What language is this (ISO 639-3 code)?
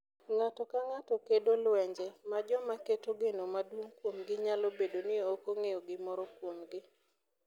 luo